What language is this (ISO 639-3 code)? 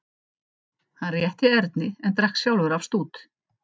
isl